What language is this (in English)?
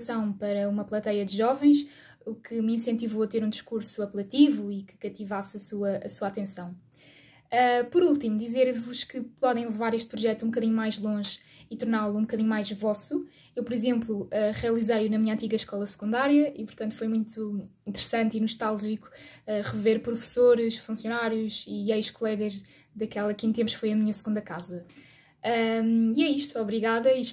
Portuguese